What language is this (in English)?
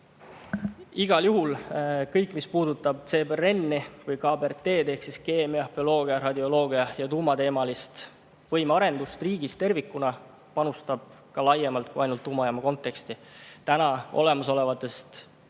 Estonian